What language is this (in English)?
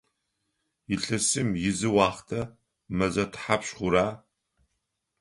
Adyghe